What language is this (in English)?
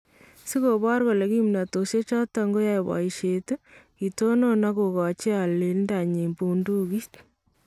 Kalenjin